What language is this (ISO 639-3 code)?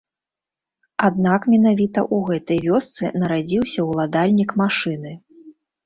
bel